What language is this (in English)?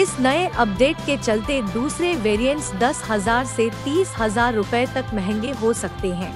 Hindi